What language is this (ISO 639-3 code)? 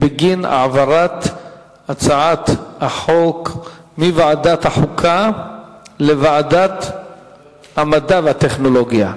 heb